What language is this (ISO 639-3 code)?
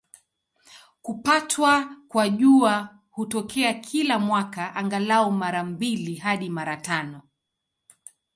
swa